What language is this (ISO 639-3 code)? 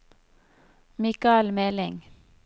nor